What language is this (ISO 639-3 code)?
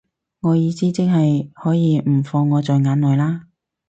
yue